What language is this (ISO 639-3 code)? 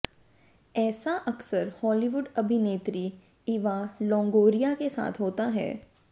hin